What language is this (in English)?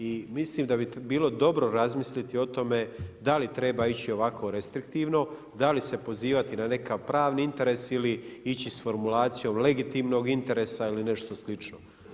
Croatian